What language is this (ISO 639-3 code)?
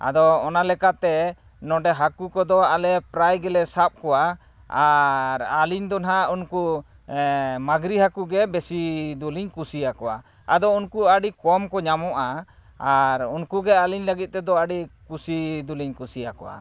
sat